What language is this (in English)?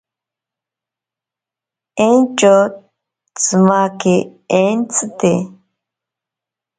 Ashéninka Perené